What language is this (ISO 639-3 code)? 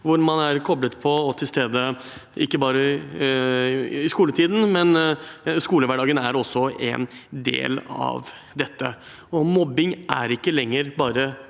nor